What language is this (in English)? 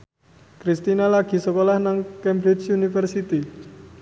Javanese